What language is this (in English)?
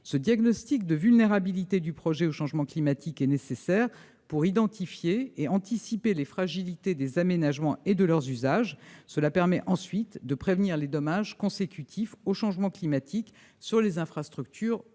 French